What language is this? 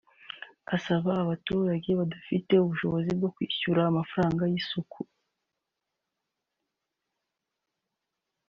Kinyarwanda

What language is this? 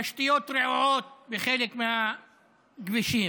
Hebrew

